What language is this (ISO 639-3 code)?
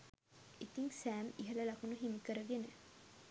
sin